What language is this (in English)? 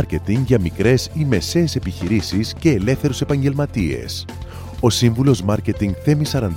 Greek